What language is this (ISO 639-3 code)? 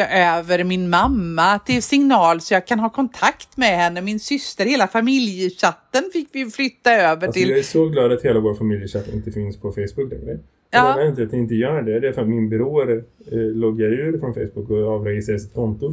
swe